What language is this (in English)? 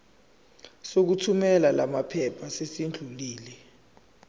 Zulu